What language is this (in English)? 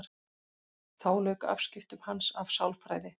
Icelandic